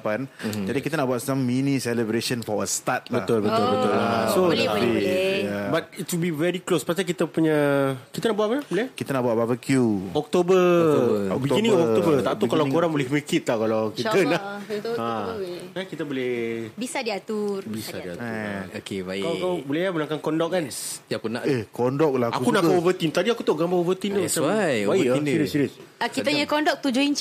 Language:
Malay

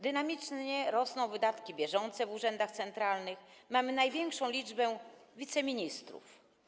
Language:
Polish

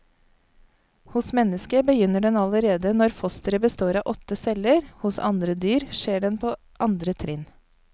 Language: Norwegian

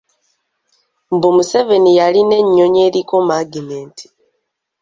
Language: Ganda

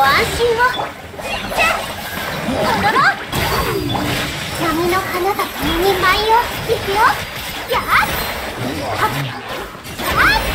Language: Japanese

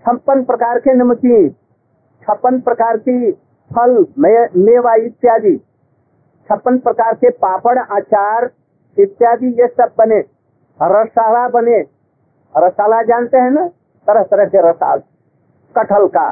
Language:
Hindi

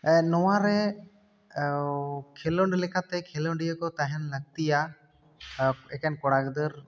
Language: Santali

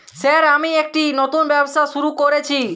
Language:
Bangla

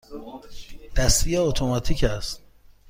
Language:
Persian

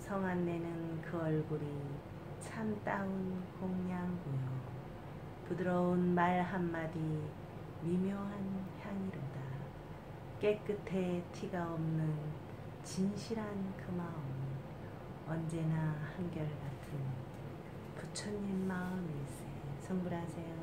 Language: Korean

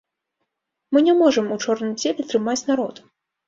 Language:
Belarusian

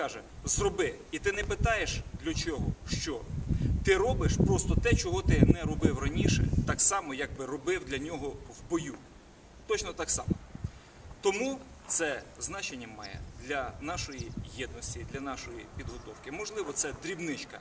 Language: Ukrainian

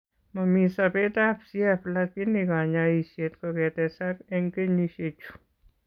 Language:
Kalenjin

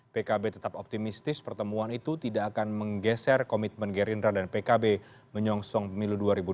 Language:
Indonesian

